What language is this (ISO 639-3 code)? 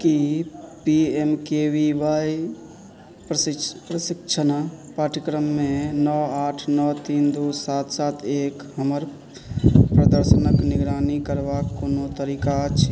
mai